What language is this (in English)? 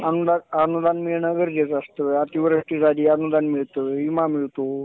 Marathi